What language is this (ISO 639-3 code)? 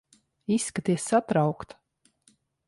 lav